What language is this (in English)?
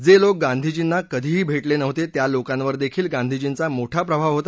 Marathi